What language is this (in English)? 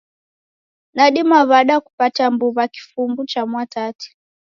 Taita